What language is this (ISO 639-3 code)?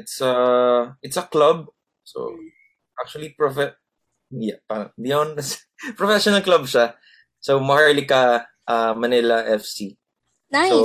fil